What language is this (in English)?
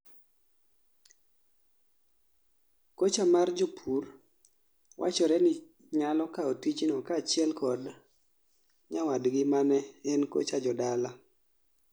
Luo (Kenya and Tanzania)